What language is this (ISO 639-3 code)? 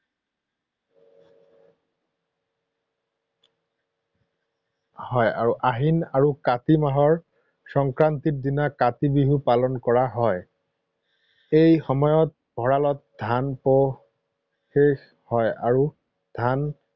asm